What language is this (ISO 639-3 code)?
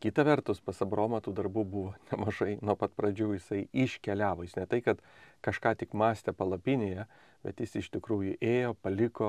lit